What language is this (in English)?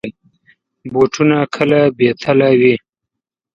Pashto